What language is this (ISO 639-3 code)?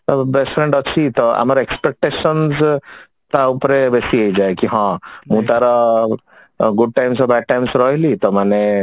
ori